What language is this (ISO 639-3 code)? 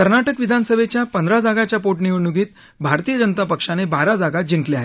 mar